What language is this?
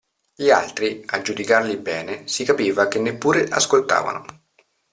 Italian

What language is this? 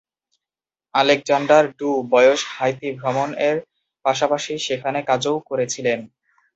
Bangla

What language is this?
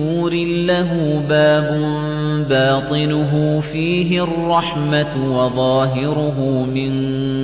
Arabic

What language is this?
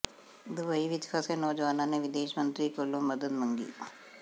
Punjabi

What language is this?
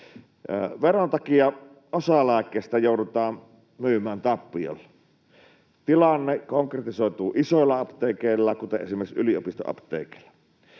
Finnish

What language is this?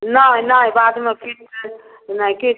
Maithili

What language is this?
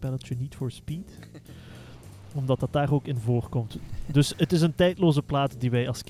Dutch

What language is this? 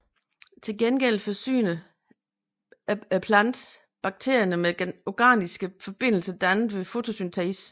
Danish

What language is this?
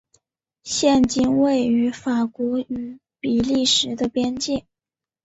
Chinese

